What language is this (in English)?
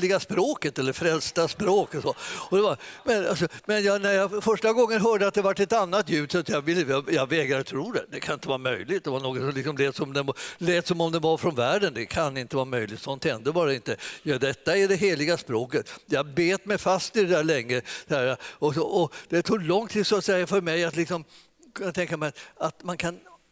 Swedish